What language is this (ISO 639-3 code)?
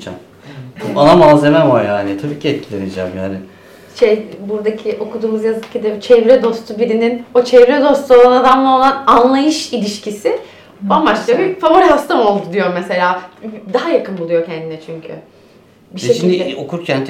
tur